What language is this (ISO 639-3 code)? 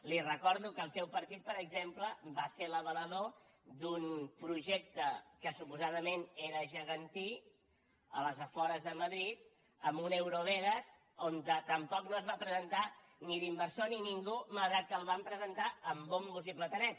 cat